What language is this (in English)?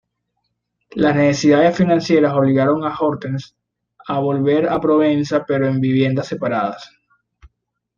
Spanish